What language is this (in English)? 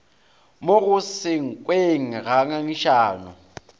Northern Sotho